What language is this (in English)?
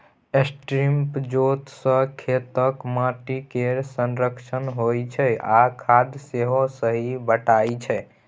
Maithili